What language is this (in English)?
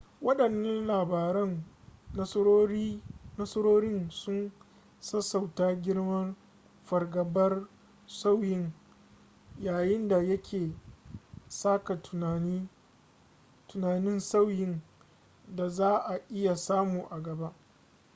Hausa